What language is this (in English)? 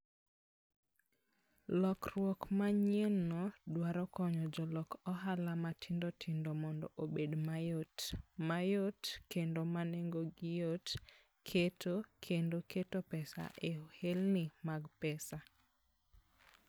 Luo (Kenya and Tanzania)